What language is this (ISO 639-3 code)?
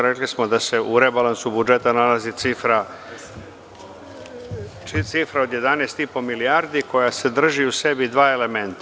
srp